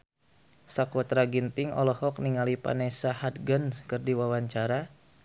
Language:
Sundanese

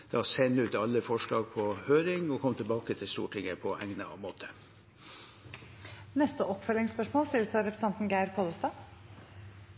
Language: Norwegian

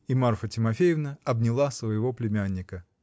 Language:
Russian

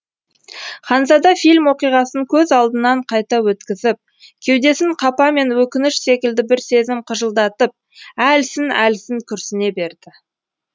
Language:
Kazakh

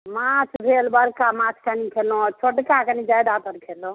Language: Maithili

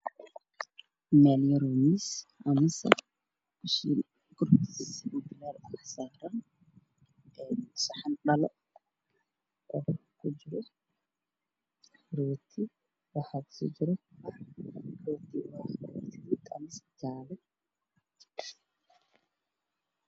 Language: Somali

